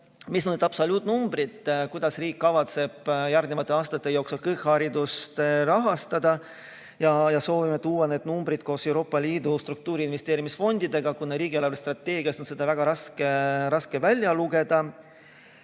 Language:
Estonian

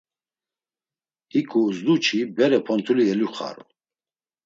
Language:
Laz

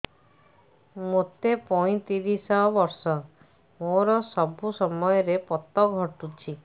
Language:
Odia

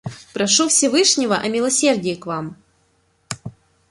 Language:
Russian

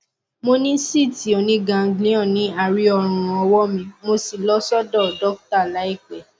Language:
Yoruba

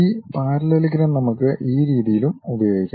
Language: Malayalam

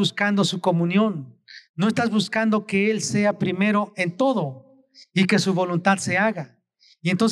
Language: Spanish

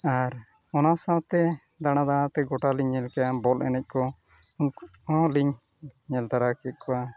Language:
Santali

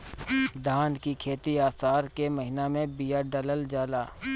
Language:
Bhojpuri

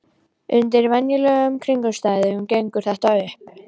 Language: Icelandic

